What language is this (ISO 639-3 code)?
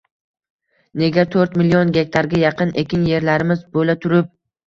uzb